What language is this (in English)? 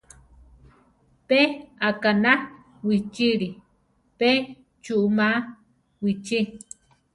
Central Tarahumara